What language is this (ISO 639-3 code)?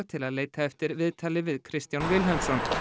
isl